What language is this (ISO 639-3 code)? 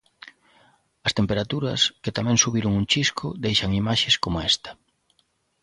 glg